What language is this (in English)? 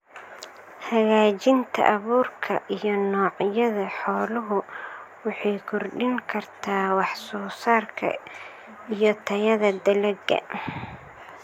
Somali